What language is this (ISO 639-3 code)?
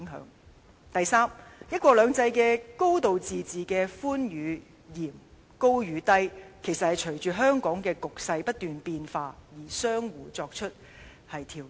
yue